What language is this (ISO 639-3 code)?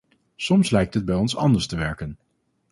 nld